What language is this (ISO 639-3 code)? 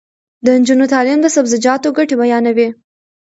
pus